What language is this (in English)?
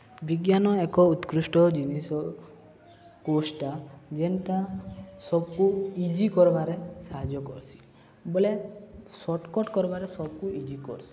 Odia